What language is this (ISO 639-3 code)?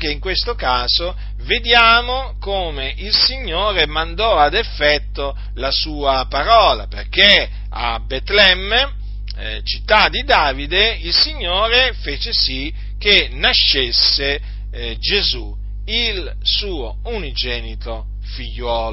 ita